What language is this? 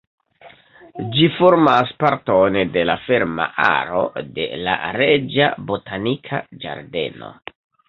Esperanto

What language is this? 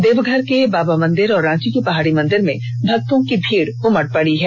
Hindi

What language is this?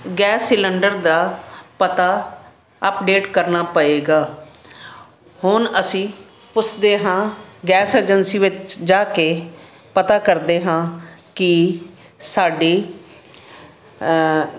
Punjabi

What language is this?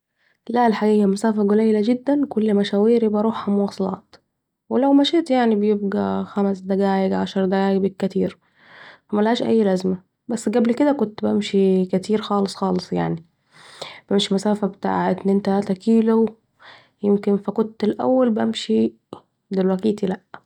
Saidi Arabic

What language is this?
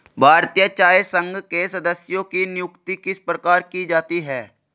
Hindi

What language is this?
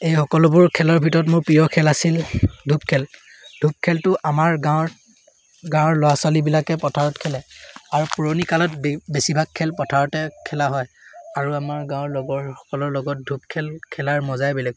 Assamese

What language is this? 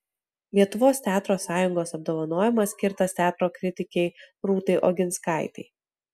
Lithuanian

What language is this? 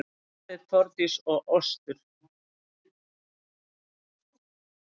Icelandic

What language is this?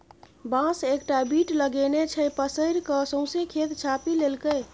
Maithili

